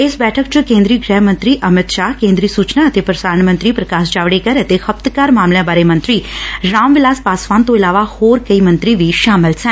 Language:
Punjabi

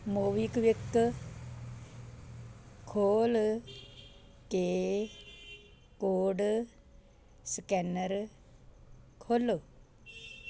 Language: Punjabi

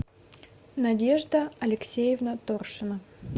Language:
Russian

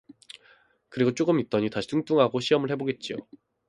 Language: Korean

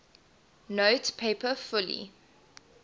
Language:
English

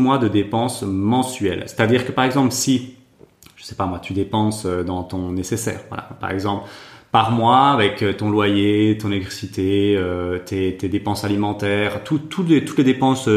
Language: French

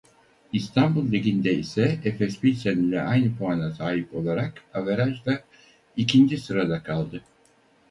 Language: Turkish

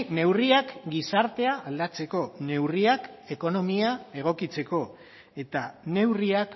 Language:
Basque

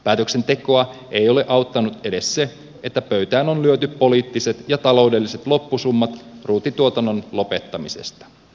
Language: Finnish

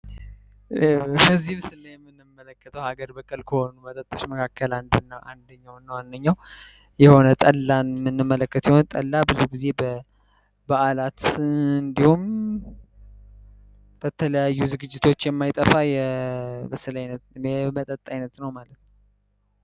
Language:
Amharic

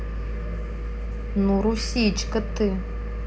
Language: Russian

